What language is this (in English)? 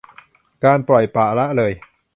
Thai